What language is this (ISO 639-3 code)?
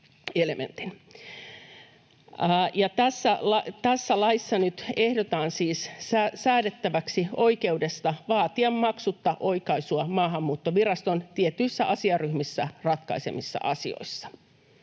fin